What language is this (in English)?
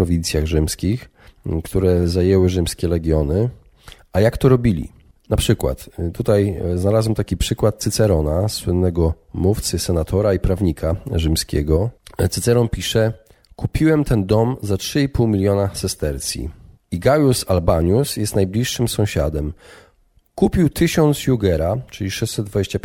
Polish